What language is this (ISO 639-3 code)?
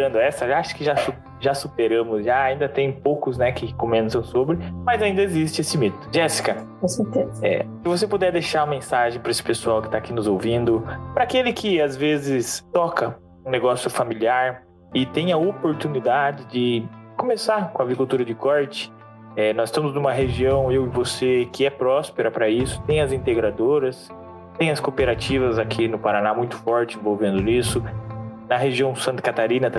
por